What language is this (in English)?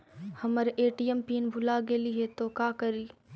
Magahi